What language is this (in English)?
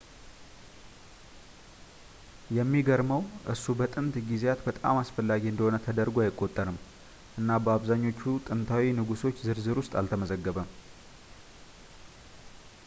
Amharic